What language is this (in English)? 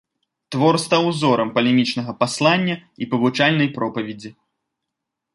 Belarusian